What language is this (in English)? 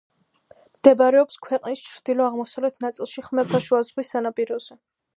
Georgian